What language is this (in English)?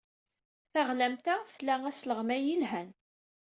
Kabyle